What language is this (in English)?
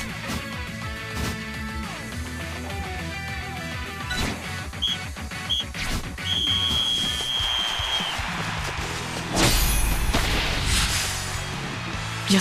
Japanese